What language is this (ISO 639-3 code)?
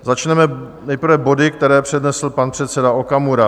ces